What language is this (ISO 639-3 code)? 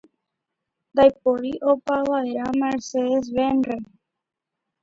grn